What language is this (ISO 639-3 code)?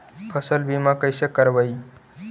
mag